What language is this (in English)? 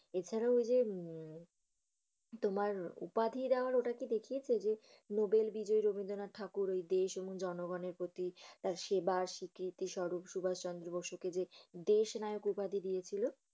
Bangla